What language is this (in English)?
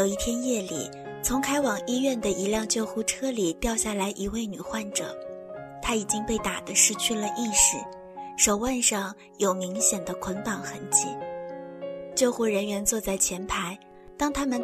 Chinese